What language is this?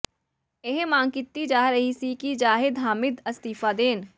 Punjabi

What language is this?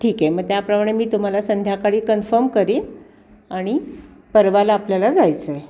Marathi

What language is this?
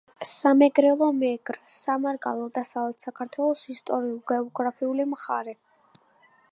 Georgian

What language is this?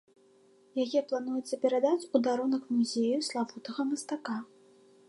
Belarusian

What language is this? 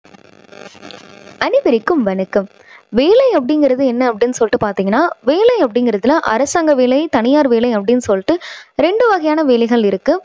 Tamil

